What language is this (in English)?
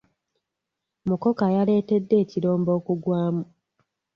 Ganda